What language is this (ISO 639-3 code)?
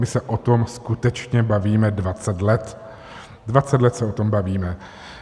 ces